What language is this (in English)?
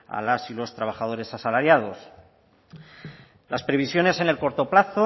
Spanish